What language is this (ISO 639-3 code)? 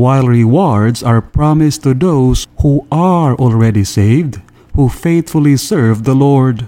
eng